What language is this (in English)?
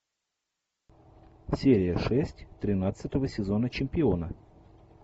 Russian